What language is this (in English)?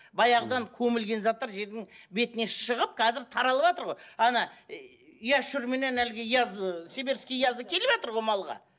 Kazakh